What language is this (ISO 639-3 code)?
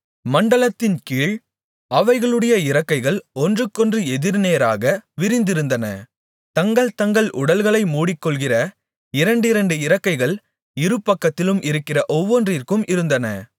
tam